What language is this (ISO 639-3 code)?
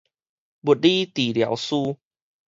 nan